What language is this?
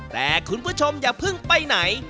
Thai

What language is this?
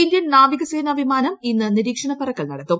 Malayalam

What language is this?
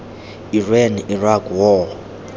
Tswana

